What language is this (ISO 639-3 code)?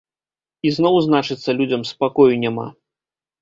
bel